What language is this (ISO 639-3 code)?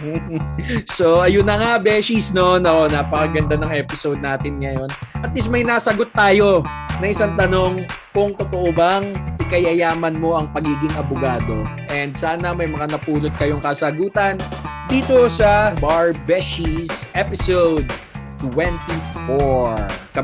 fil